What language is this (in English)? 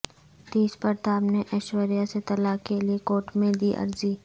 Urdu